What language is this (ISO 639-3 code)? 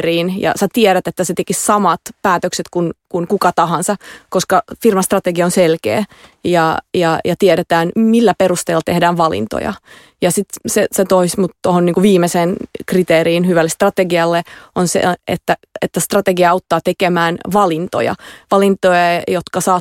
fin